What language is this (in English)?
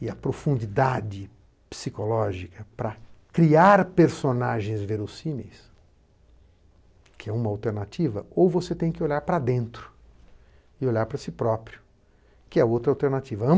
Portuguese